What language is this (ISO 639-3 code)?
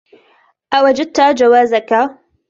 ara